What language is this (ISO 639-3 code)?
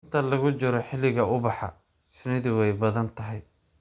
som